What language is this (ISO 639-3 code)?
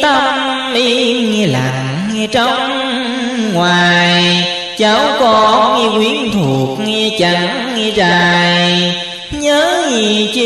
vie